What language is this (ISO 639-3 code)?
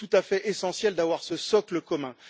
fra